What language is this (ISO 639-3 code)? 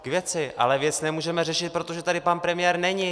ces